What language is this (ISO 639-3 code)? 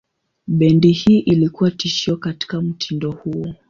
swa